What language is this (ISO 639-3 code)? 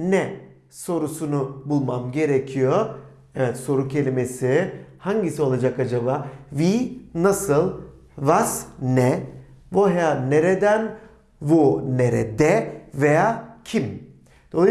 tur